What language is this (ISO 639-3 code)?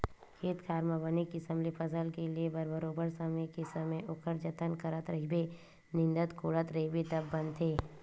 hne